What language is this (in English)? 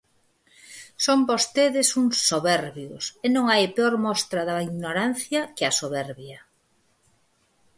Galician